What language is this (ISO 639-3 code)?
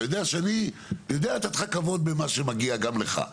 heb